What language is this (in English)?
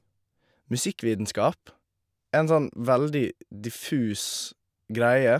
Norwegian